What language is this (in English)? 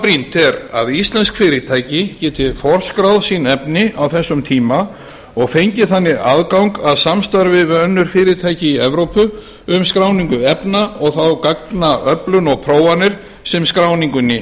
Icelandic